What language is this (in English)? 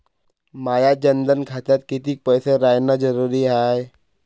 Marathi